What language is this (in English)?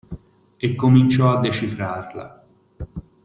Italian